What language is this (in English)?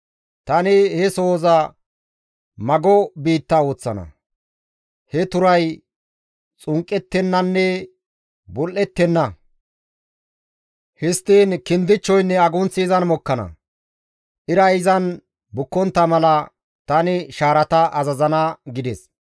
Gamo